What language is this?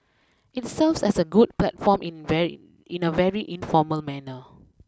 English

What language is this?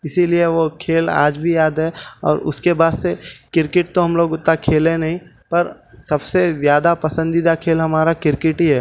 Urdu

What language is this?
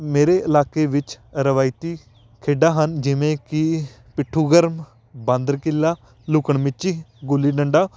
Punjabi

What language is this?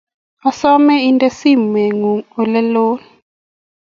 Kalenjin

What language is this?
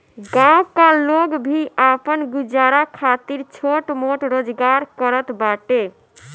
Bhojpuri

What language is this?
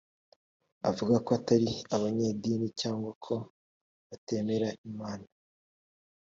Kinyarwanda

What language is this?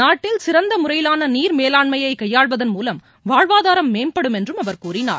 Tamil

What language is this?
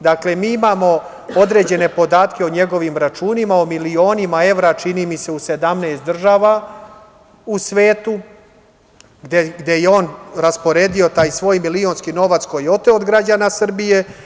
Serbian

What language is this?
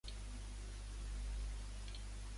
Urdu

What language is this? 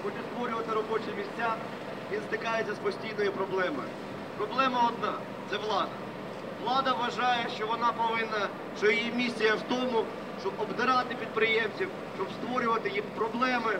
Russian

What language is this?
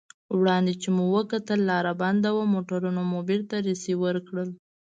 Pashto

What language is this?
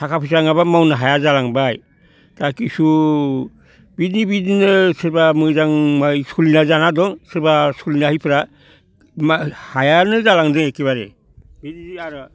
Bodo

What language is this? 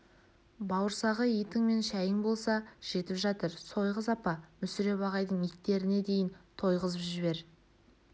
Kazakh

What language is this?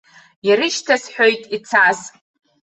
Abkhazian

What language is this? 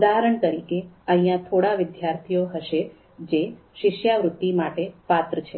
Gujarati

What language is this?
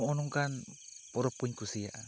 Santali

